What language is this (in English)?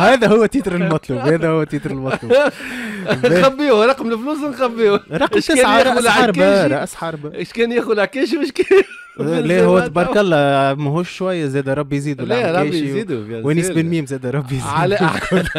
Arabic